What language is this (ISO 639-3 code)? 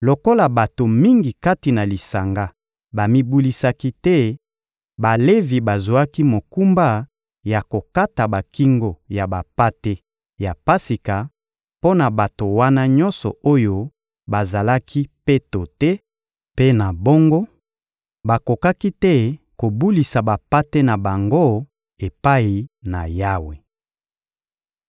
lin